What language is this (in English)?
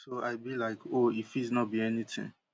Nigerian Pidgin